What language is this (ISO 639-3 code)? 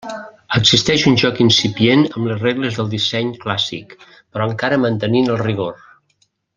cat